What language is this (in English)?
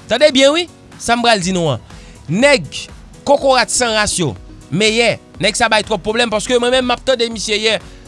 French